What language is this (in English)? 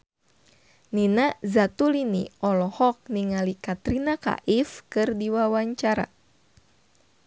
Sundanese